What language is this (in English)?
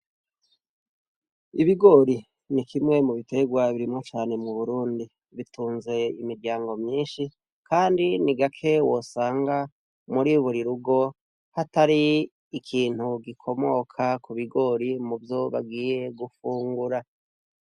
Rundi